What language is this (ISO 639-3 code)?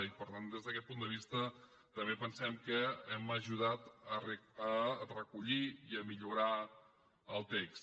cat